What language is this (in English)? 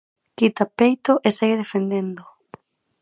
Galician